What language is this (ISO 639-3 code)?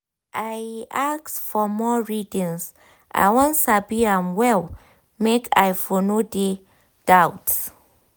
pcm